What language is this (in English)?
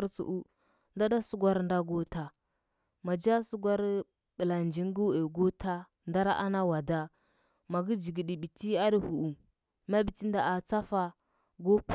Huba